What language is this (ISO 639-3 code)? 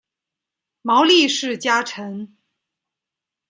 zho